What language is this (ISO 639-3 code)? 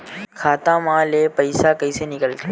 hne